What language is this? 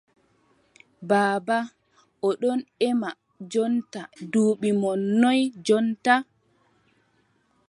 Adamawa Fulfulde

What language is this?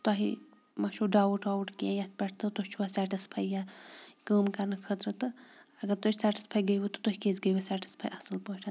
Kashmiri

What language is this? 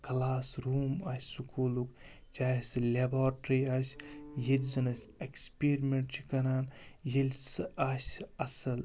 Kashmiri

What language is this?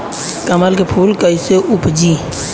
Bhojpuri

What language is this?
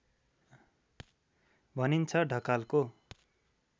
Nepali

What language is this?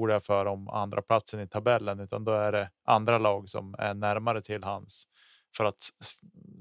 Swedish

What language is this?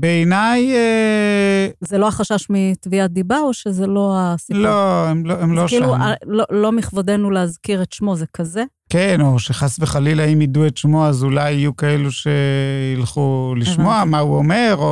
Hebrew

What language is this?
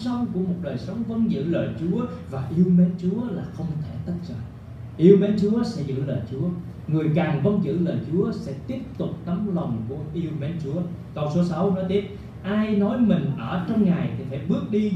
Vietnamese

